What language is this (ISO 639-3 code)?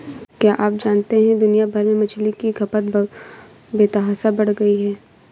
hin